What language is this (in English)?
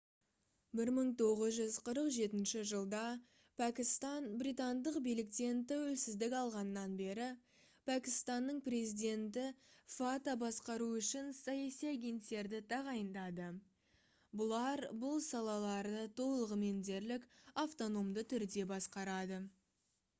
Kazakh